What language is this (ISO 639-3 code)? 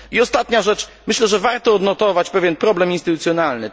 pol